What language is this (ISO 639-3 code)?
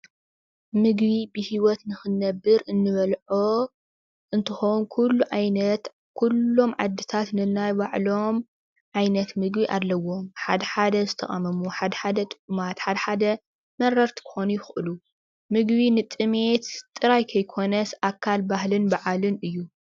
tir